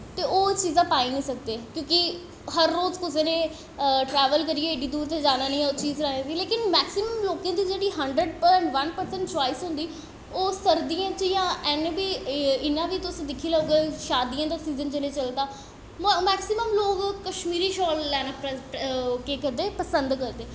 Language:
Dogri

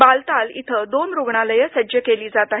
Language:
Marathi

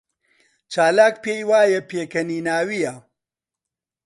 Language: Central Kurdish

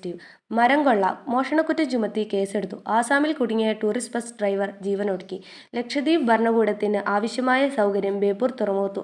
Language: Malayalam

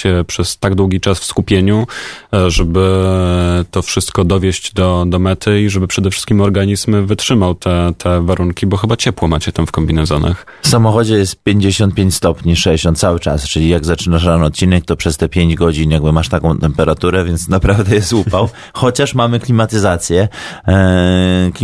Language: Polish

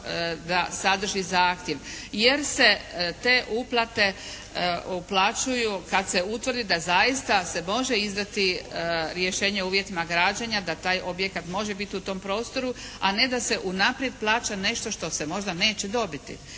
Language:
Croatian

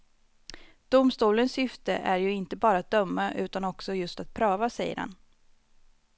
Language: Swedish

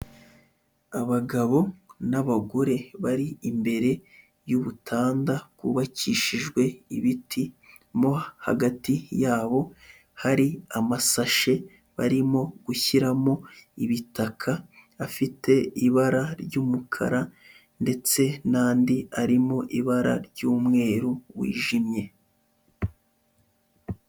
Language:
Kinyarwanda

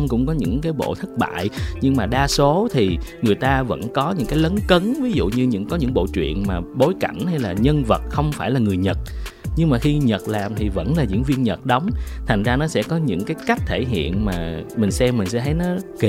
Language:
Vietnamese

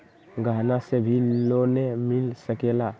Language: Magahi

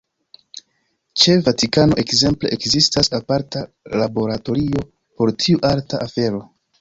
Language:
Esperanto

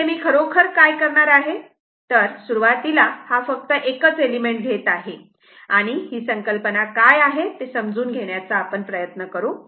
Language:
Marathi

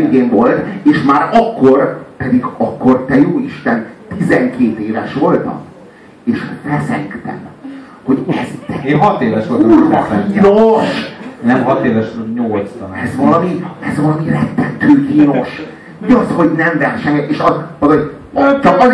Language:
Hungarian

